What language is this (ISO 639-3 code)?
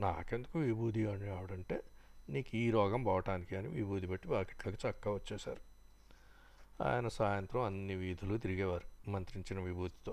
tel